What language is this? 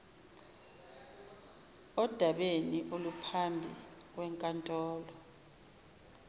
Zulu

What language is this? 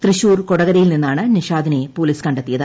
Malayalam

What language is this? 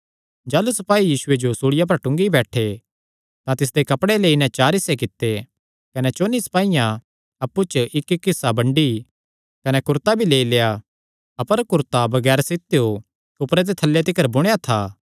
Kangri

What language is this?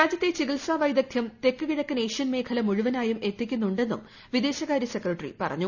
Malayalam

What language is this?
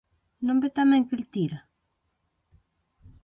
Galician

